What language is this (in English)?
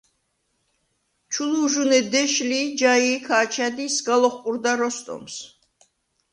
Svan